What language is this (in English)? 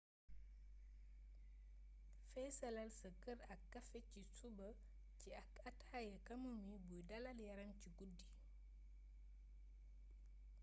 Wolof